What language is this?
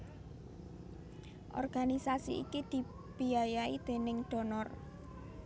Javanese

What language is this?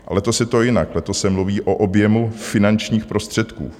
Czech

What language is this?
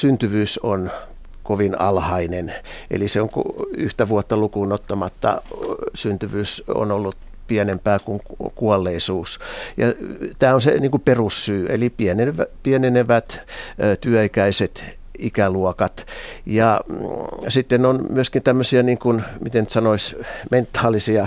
Finnish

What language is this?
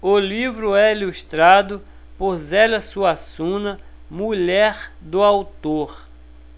Portuguese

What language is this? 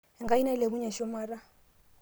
Masai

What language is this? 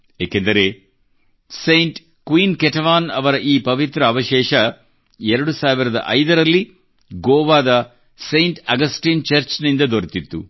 Kannada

